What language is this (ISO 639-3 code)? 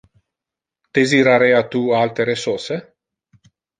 ina